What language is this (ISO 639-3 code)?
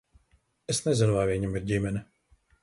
lav